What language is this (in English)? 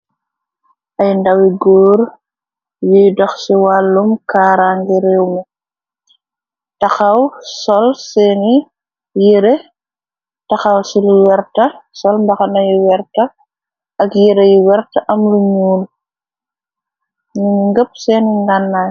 Wolof